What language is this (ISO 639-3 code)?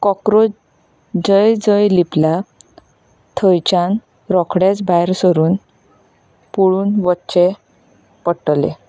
kok